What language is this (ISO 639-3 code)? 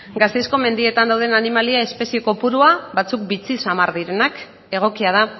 eus